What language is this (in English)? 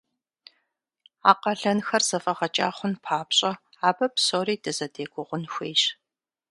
Kabardian